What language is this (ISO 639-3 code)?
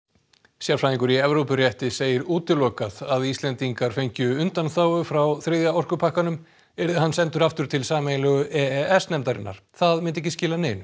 isl